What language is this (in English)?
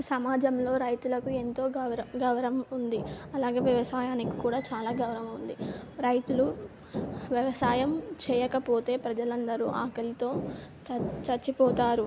Telugu